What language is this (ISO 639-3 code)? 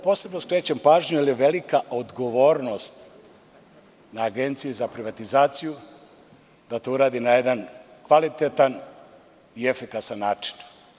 srp